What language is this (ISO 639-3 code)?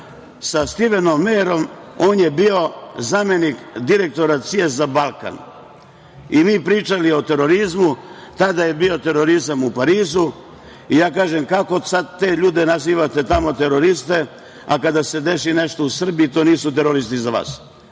srp